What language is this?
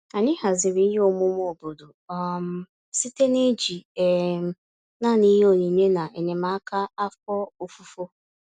Igbo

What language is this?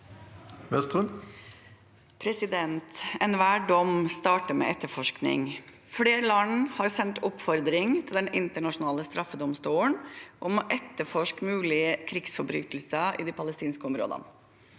Norwegian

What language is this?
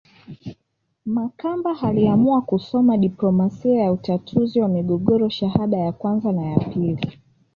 Swahili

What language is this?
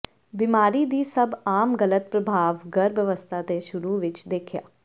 Punjabi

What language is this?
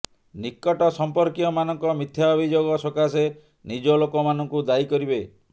Odia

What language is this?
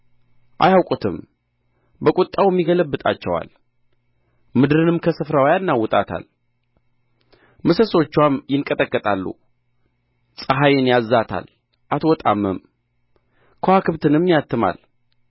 Amharic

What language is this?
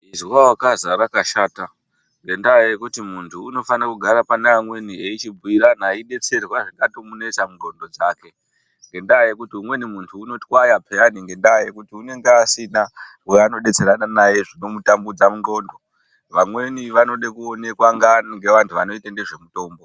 Ndau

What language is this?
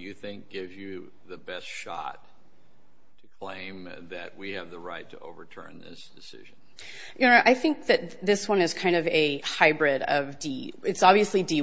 English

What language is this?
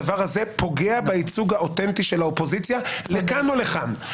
Hebrew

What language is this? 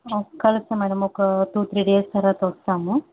Telugu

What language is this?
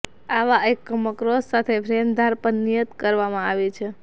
Gujarati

